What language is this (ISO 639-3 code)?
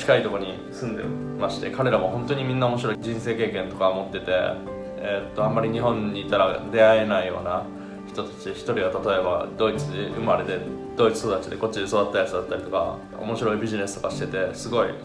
jpn